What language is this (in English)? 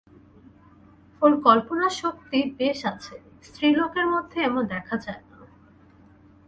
Bangla